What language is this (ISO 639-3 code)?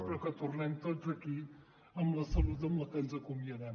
cat